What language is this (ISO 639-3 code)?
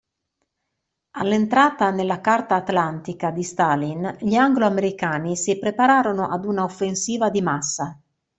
ita